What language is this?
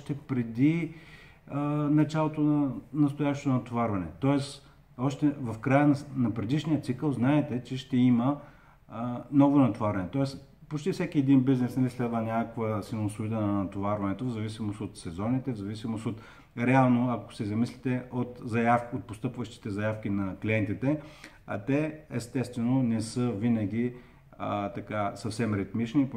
Bulgarian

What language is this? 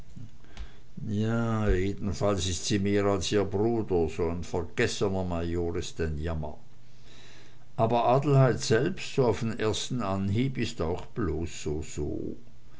German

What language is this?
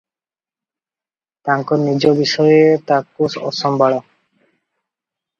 Odia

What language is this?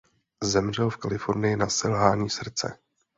Czech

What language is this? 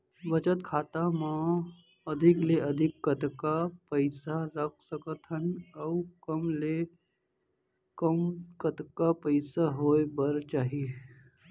Chhattisgarhi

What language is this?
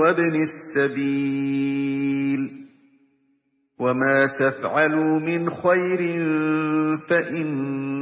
Arabic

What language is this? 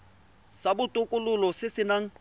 Tswana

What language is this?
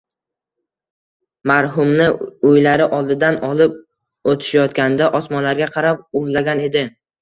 Uzbek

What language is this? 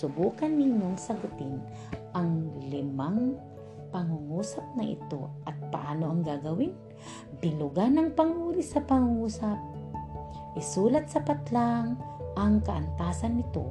Filipino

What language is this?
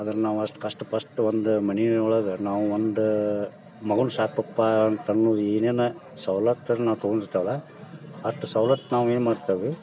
Kannada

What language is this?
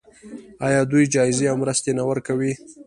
Pashto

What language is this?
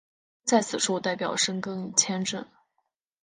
Chinese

